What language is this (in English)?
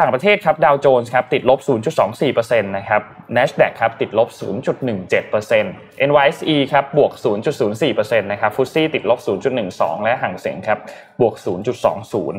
Thai